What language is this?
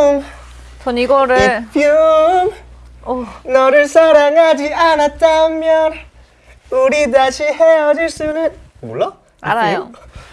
Korean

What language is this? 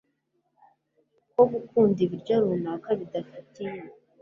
Kinyarwanda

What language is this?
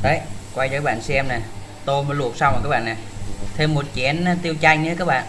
Vietnamese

